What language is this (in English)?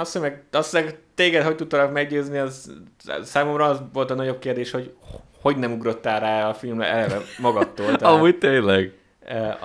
Hungarian